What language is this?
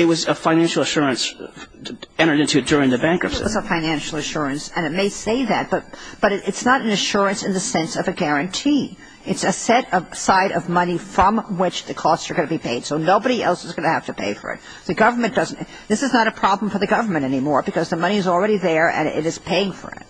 English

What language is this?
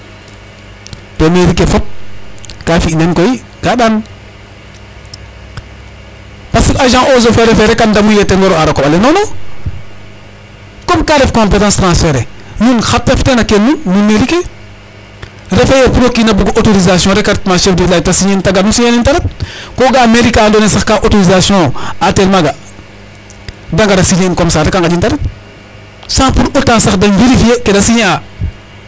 Serer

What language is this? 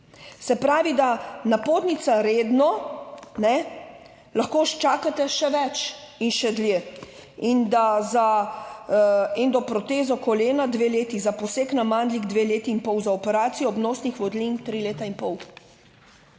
Slovenian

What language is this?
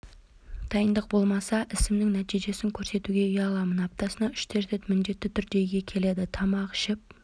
Kazakh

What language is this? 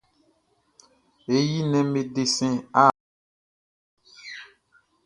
Baoulé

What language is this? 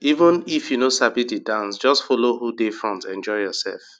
Nigerian Pidgin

